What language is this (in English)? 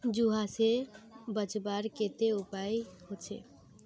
Magahi